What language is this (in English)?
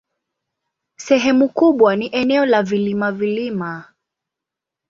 Swahili